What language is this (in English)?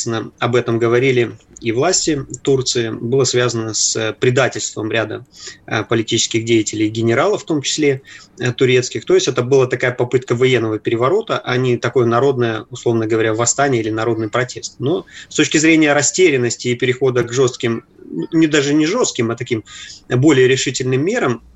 Russian